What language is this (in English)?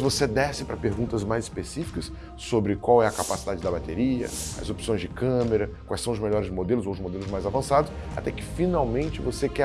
Portuguese